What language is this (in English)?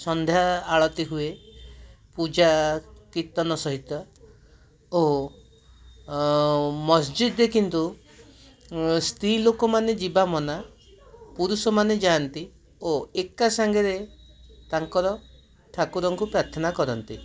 Odia